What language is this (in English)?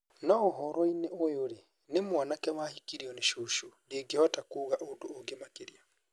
Kikuyu